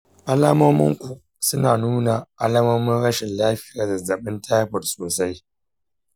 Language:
Hausa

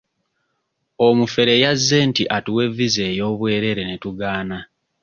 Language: Ganda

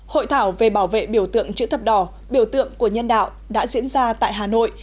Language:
Vietnamese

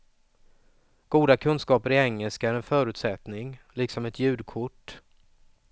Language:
Swedish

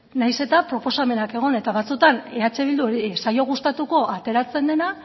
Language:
Basque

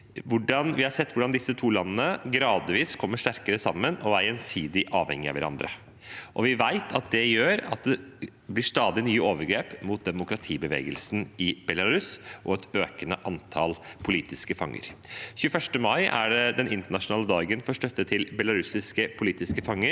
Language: Norwegian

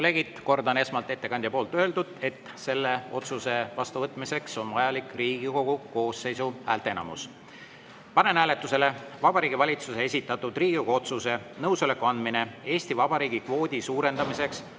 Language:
Estonian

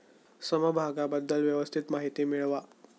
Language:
Marathi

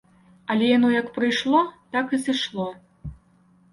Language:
Belarusian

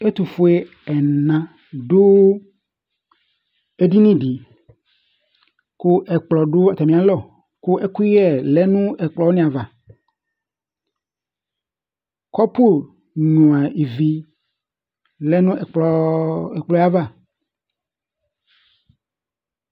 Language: Ikposo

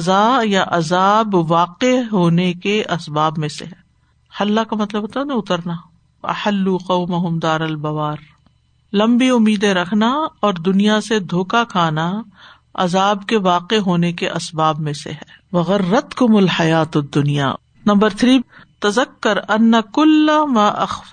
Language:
Urdu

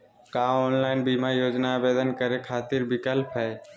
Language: Magahi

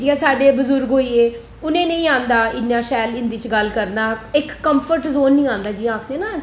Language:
Dogri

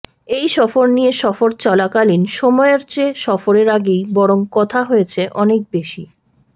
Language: Bangla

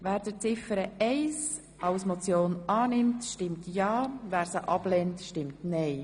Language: Swiss German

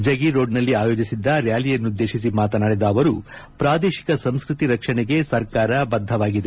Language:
Kannada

